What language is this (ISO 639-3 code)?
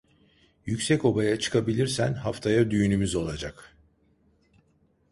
tur